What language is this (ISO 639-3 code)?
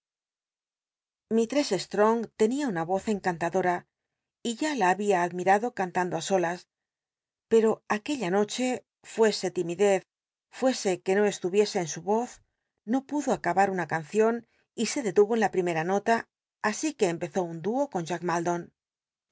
spa